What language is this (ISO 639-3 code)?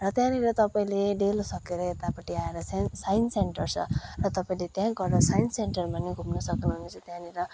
nep